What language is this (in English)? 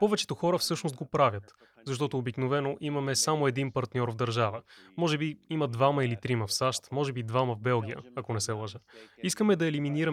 Bulgarian